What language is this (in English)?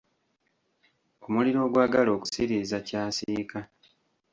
Ganda